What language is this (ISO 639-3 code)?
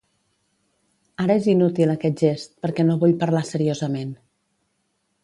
cat